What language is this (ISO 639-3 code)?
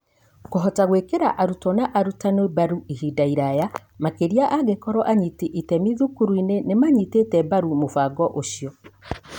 kik